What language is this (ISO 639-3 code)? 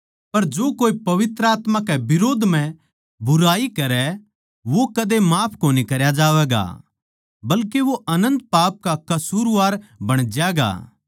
bgc